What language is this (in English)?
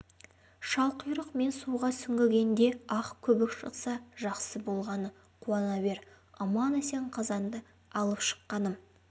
Kazakh